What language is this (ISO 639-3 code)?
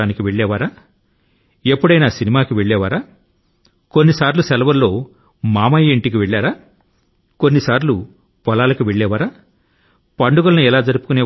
tel